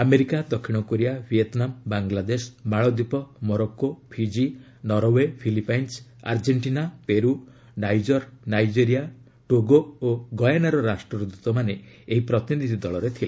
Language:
Odia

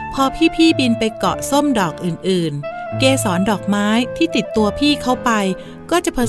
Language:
Thai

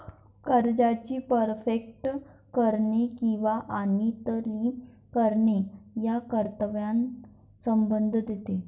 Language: Marathi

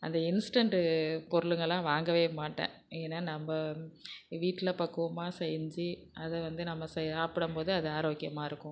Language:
Tamil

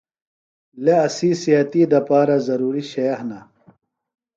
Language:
Phalura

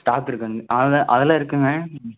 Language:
Tamil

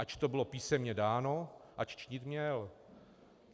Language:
Czech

